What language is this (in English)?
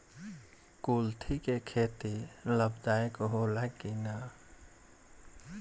Bhojpuri